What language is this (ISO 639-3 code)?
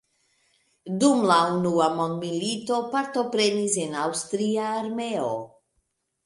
epo